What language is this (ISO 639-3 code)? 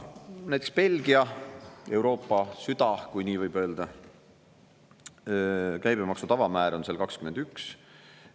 est